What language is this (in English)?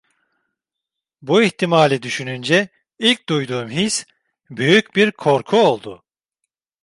Turkish